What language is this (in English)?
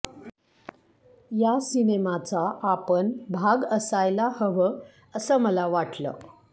Marathi